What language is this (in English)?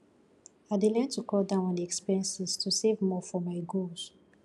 Nigerian Pidgin